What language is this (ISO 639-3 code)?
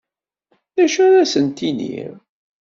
kab